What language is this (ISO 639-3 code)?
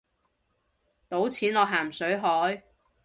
yue